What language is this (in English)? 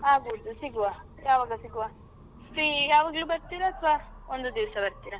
Kannada